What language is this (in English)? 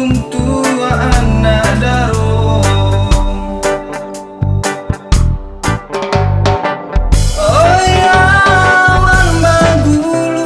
Indonesian